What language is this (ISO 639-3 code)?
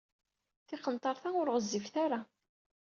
kab